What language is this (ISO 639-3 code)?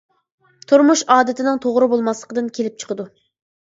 uig